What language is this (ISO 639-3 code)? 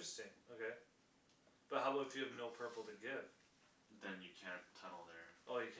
eng